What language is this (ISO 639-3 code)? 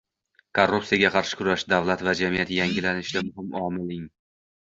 uzb